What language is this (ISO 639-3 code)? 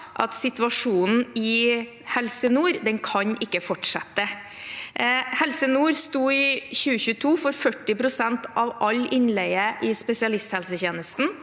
nor